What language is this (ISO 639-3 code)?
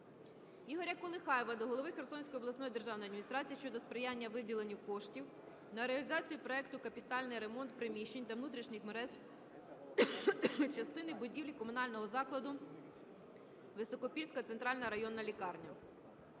ukr